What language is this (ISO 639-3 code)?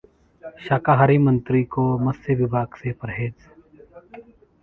hin